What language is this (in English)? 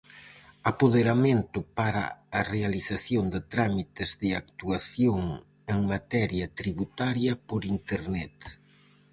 Galician